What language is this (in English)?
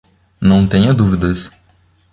Portuguese